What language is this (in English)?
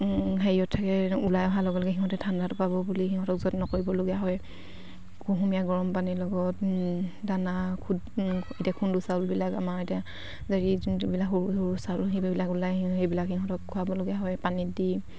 Assamese